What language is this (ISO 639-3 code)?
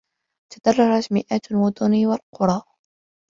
ara